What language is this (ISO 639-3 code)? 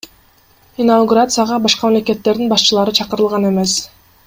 kir